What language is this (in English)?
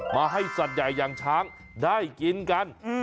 Thai